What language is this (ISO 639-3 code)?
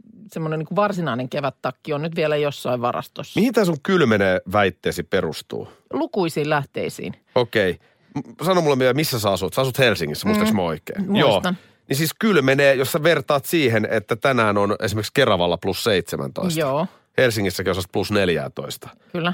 fin